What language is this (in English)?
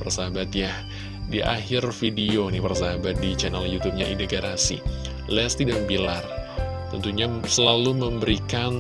Indonesian